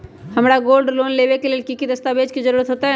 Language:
Magahi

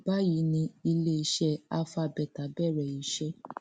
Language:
Yoruba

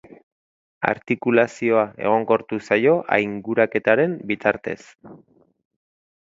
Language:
Basque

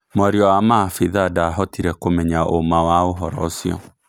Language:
Kikuyu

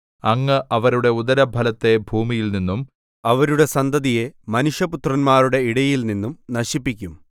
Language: Malayalam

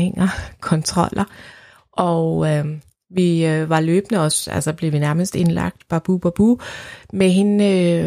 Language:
Danish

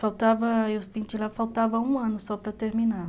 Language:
Portuguese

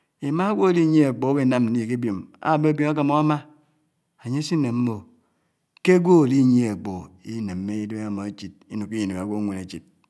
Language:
Anaang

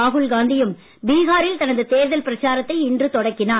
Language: Tamil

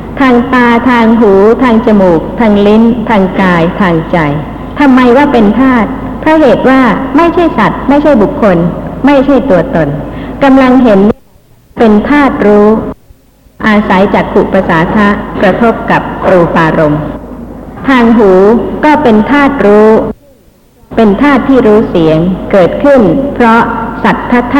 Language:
Thai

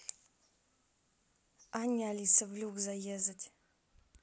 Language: Russian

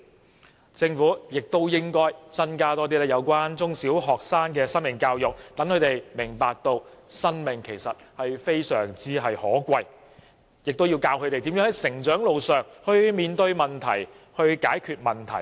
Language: Cantonese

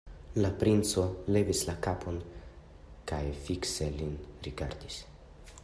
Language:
Esperanto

